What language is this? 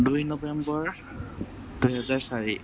Assamese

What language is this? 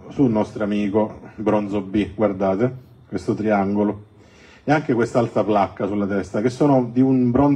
Italian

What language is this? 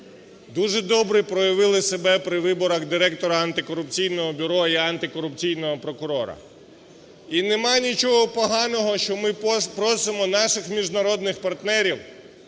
Ukrainian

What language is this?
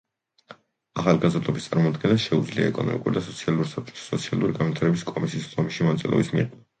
Georgian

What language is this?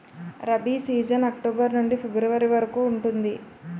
Telugu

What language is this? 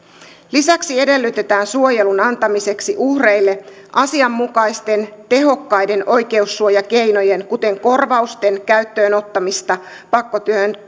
Finnish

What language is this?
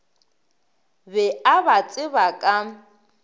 Northern Sotho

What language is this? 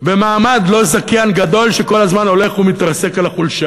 Hebrew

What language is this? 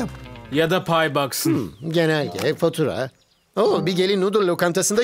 Turkish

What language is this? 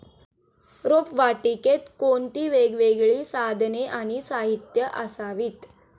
Marathi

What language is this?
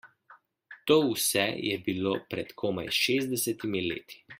Slovenian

